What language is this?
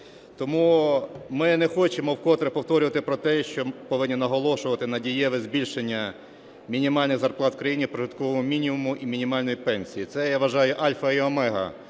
Ukrainian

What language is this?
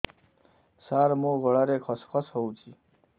Odia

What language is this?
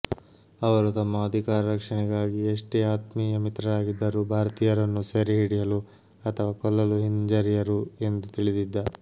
Kannada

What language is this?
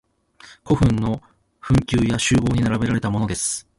Japanese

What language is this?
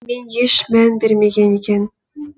Kazakh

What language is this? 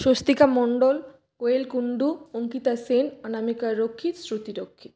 Bangla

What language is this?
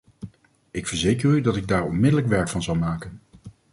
Dutch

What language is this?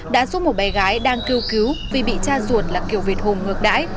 Vietnamese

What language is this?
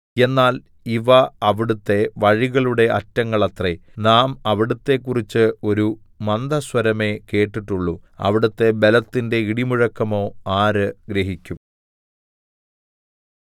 Malayalam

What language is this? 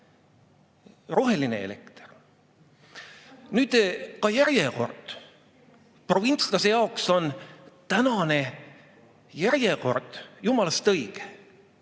Estonian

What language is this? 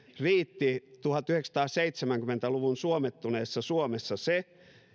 Finnish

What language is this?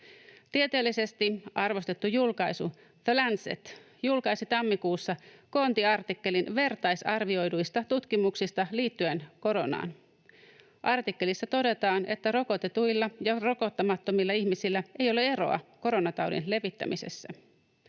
Finnish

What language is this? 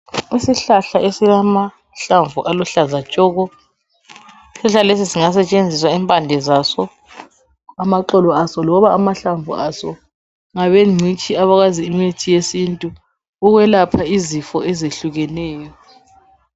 North Ndebele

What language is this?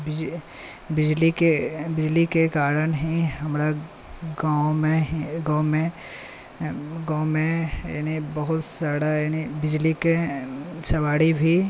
Maithili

